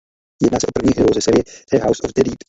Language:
Czech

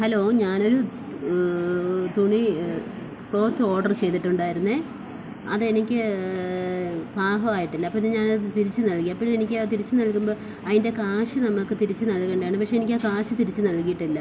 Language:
Malayalam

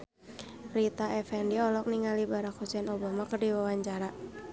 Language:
Sundanese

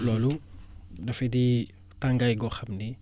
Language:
Wolof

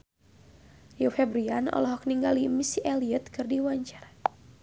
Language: Sundanese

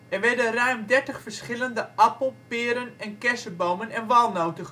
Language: Dutch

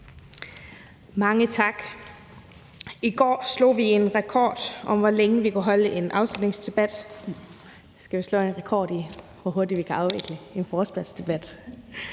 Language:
Danish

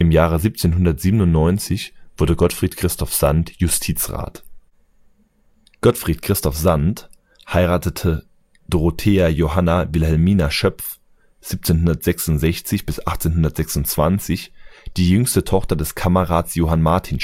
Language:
German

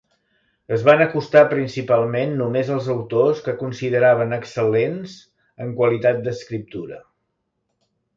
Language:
Catalan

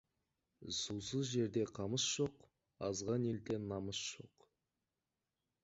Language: Kazakh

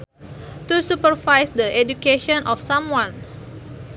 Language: Sundanese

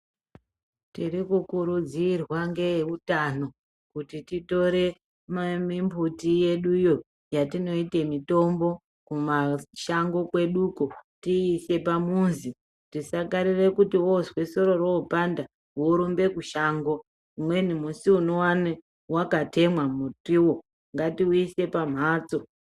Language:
Ndau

